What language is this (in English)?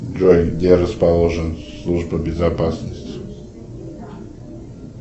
Russian